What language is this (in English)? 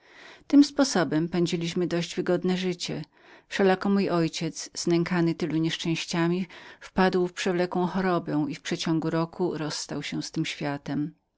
Polish